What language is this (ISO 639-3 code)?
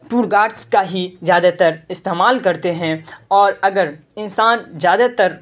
urd